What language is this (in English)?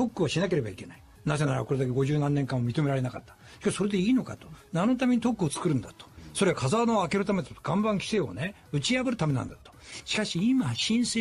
Japanese